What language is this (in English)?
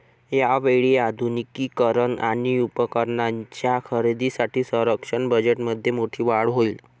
Marathi